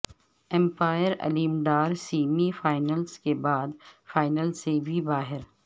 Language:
Urdu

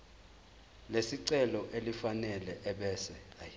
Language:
Zulu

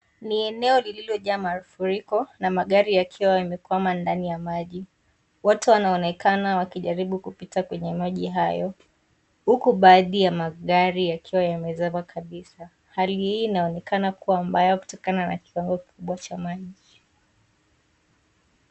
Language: Swahili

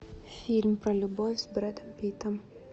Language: Russian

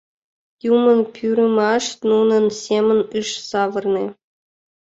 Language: Mari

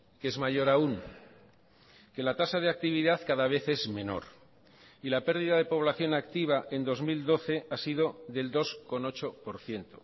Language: Spanish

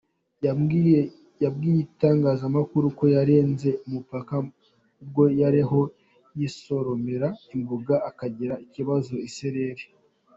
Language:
Kinyarwanda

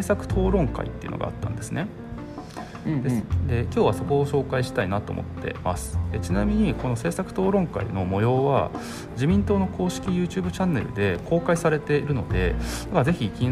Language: Japanese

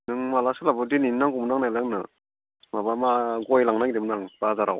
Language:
Bodo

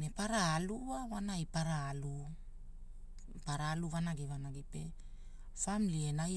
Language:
Hula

